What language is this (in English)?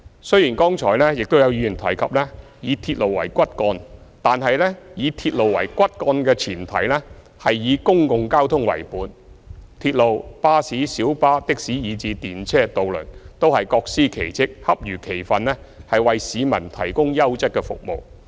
Cantonese